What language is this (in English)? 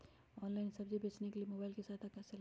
Magahi